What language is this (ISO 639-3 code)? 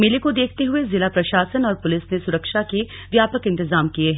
hin